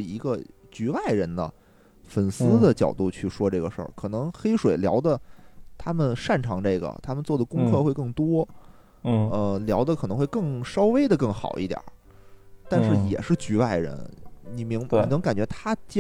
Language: Chinese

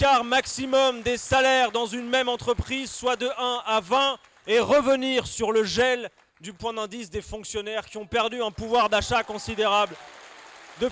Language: French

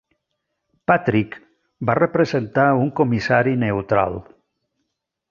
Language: Catalan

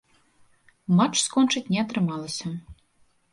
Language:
Belarusian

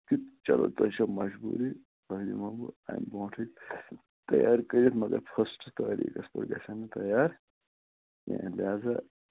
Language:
Kashmiri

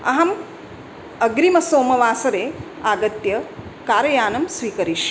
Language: Sanskrit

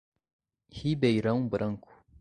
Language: Portuguese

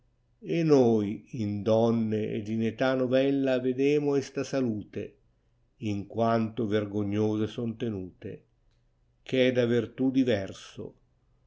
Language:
Italian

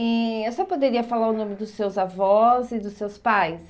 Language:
Portuguese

